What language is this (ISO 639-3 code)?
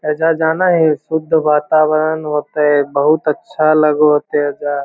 mag